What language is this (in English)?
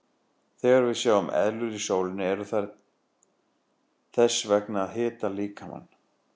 Icelandic